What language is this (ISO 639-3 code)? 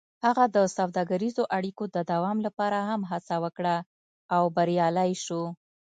pus